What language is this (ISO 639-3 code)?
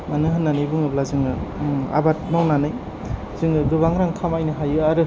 brx